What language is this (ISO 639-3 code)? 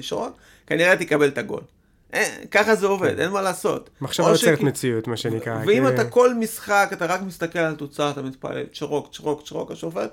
heb